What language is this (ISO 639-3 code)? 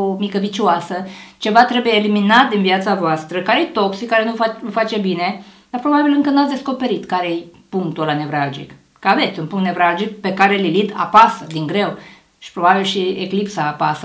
ron